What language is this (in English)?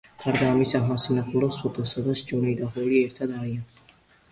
Georgian